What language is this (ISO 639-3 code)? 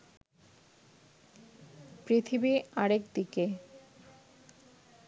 ben